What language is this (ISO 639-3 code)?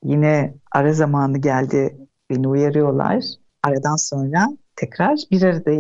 tur